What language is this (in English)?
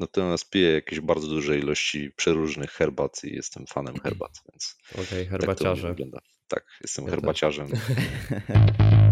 Polish